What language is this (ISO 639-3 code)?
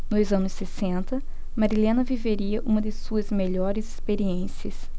por